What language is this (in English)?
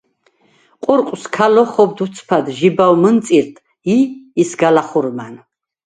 Svan